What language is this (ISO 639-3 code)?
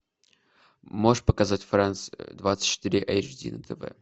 rus